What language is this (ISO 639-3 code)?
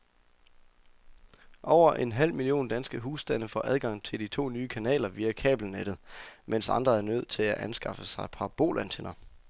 dan